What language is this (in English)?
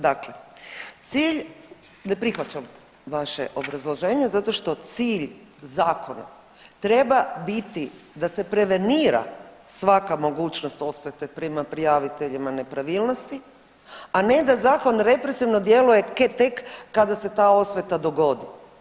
Croatian